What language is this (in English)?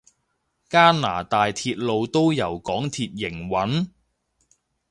Cantonese